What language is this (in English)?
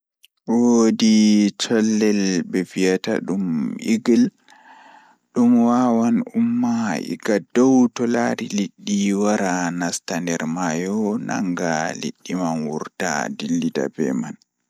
Fula